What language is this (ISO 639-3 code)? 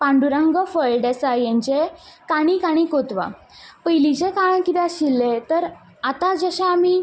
kok